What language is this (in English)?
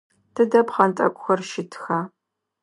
Adyghe